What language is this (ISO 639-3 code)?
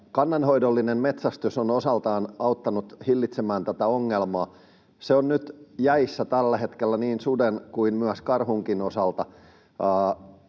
fin